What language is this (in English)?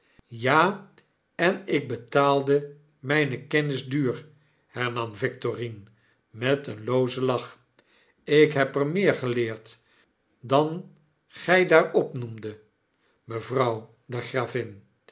Dutch